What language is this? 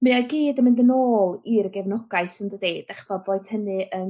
Welsh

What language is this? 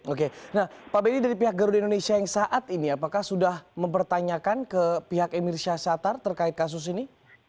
Indonesian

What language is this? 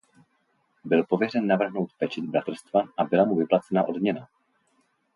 Czech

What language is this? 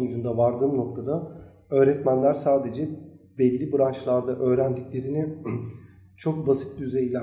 Turkish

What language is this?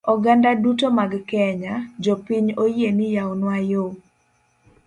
Luo (Kenya and Tanzania)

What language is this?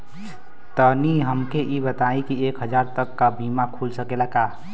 Bhojpuri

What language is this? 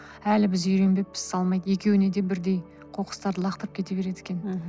Kazakh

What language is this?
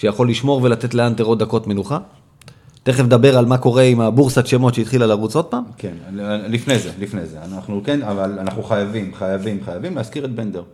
Hebrew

